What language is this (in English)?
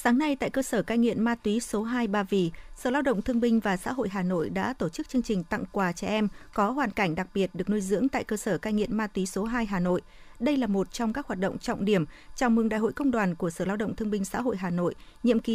Vietnamese